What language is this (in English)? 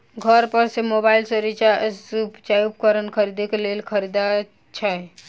Maithili